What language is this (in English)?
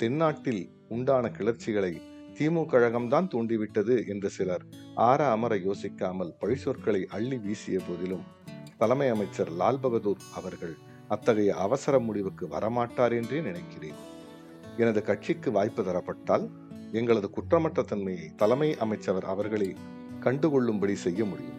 Tamil